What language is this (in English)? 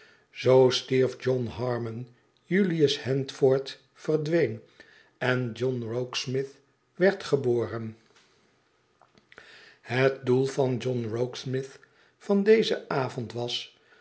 Dutch